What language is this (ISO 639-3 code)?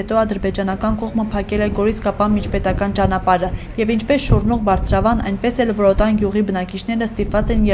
tur